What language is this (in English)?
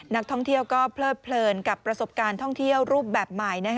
Thai